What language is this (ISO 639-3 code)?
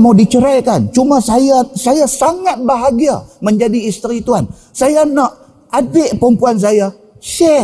msa